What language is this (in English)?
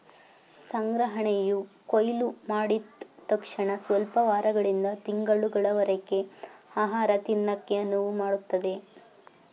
Kannada